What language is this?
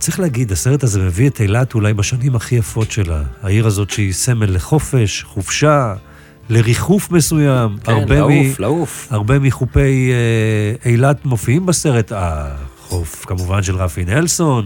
Hebrew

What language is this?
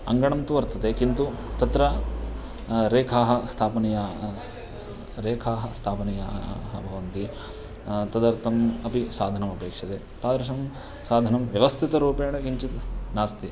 Sanskrit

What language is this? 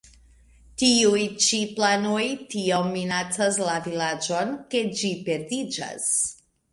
Esperanto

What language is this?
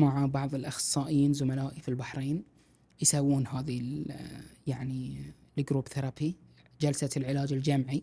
Arabic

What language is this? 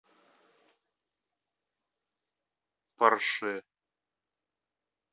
Russian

